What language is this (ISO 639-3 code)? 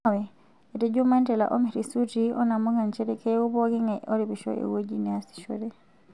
mas